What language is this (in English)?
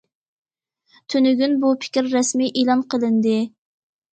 Uyghur